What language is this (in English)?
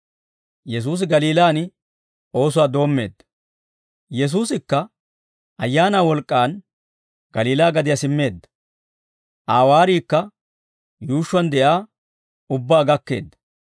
Dawro